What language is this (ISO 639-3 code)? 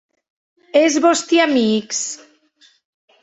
oci